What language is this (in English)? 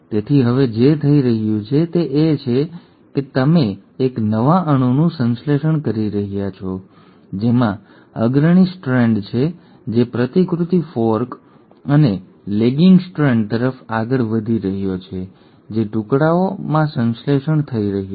Gujarati